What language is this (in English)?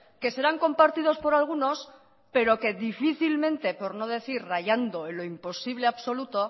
Spanish